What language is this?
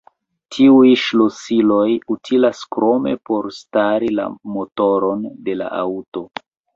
Esperanto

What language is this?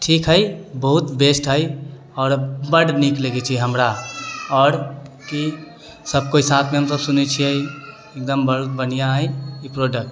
Maithili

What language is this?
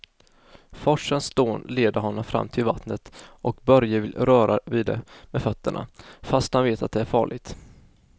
Swedish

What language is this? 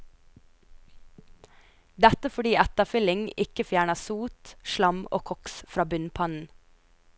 Norwegian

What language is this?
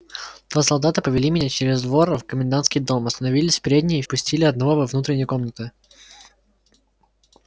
Russian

